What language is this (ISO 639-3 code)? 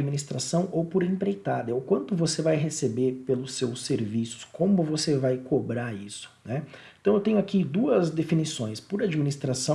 por